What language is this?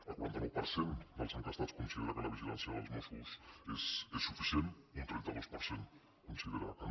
Catalan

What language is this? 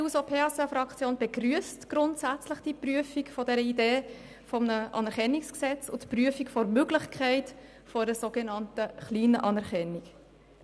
Swiss German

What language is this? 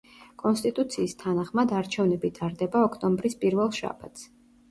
Georgian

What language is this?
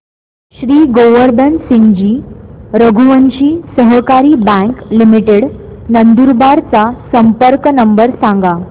Marathi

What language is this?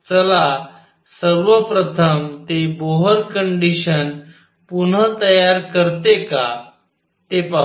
Marathi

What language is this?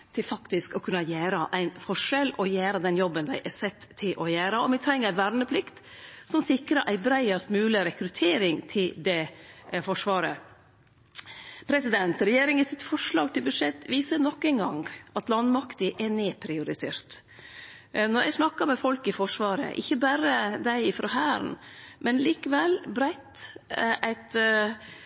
Norwegian Nynorsk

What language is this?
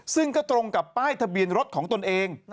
Thai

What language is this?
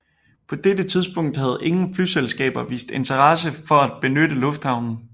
Danish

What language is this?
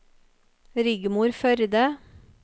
Norwegian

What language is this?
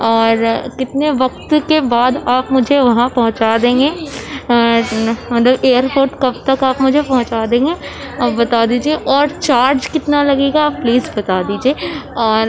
Urdu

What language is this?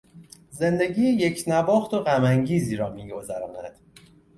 Persian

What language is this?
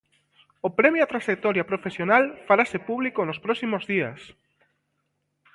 Galician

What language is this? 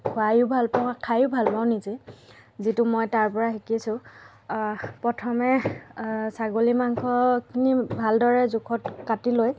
Assamese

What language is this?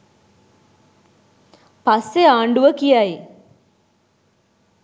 Sinhala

